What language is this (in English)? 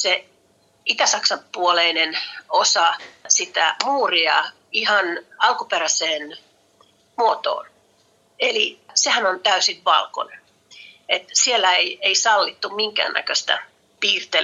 Finnish